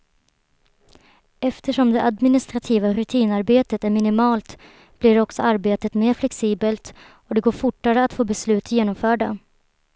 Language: Swedish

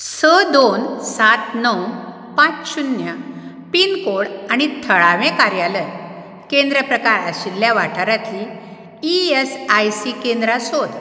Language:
Konkani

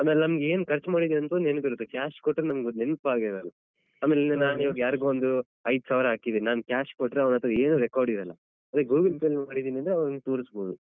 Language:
Kannada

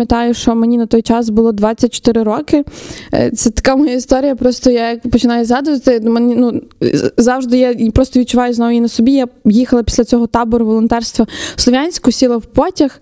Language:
Ukrainian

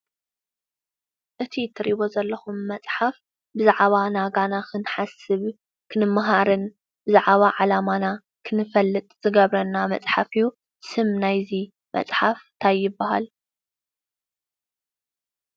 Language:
Tigrinya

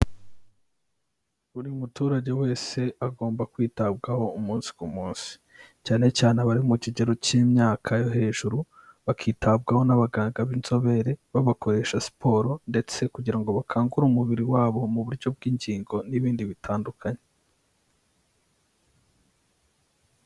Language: Kinyarwanda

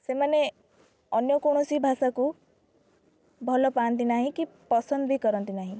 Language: Odia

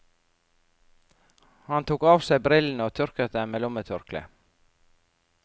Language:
Norwegian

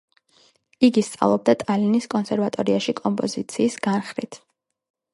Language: Georgian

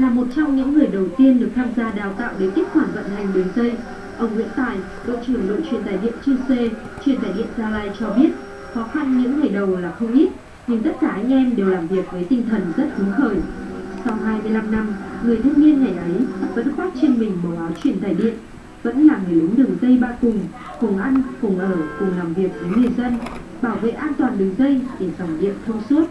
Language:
Vietnamese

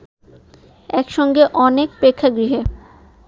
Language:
Bangla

